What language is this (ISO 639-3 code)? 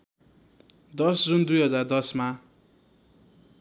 nep